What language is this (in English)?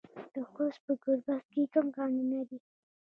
Pashto